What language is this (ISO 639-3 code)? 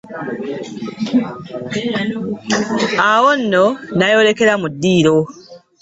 lug